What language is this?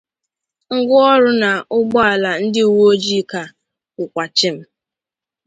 Igbo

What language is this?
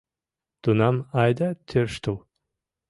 Mari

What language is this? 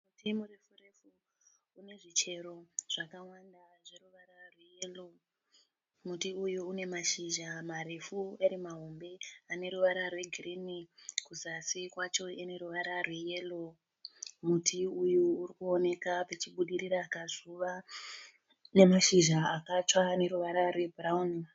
Shona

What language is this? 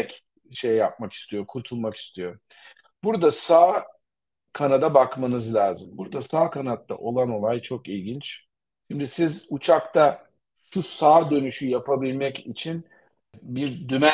Turkish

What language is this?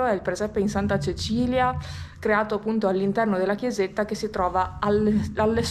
Italian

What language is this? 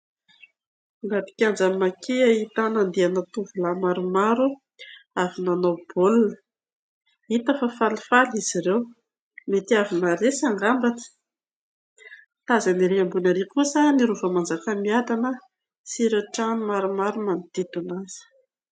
Malagasy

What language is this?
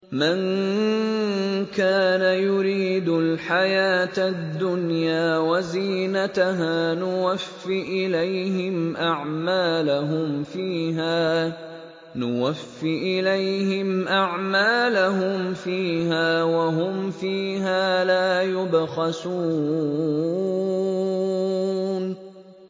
Arabic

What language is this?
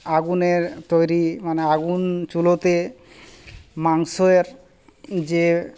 Bangla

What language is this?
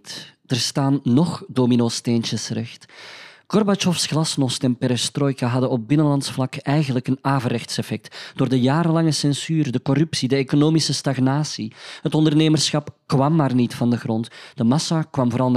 Dutch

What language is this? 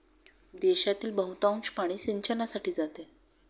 Marathi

